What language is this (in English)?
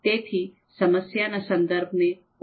Gujarati